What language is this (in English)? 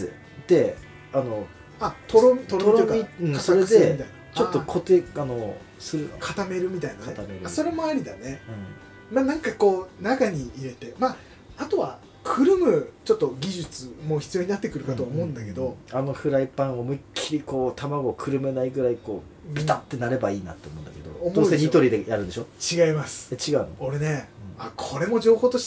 Japanese